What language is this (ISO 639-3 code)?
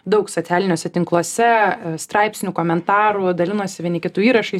lit